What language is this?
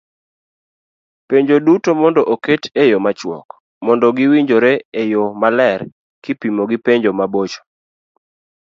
Luo (Kenya and Tanzania)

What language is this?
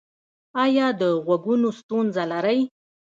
Pashto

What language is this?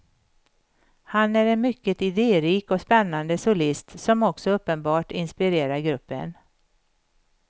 Swedish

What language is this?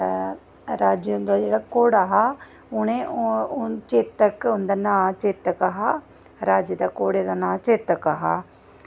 Dogri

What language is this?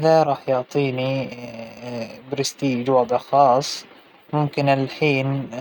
Hijazi Arabic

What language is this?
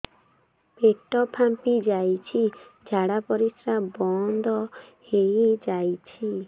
Odia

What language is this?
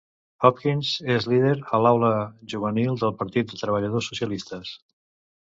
Catalan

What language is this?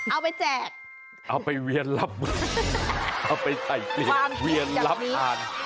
Thai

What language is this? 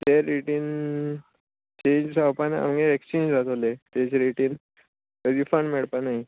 Konkani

